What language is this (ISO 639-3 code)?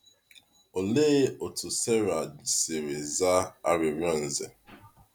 ibo